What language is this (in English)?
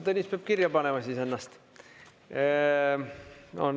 Estonian